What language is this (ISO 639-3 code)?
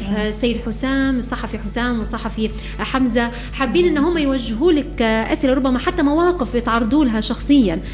ara